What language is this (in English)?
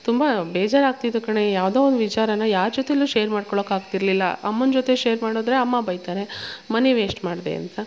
Kannada